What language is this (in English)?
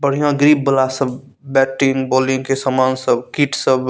Maithili